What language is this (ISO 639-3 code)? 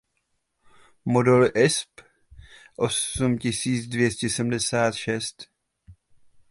ces